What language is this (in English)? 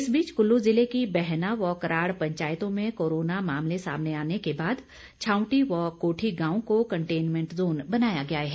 Hindi